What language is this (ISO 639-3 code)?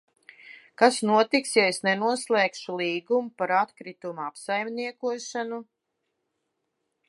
lav